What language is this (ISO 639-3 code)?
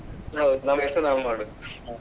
kan